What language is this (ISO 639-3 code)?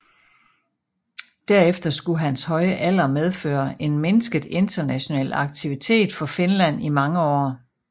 dan